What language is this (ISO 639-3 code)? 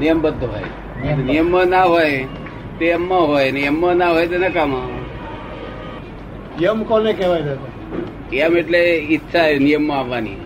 guj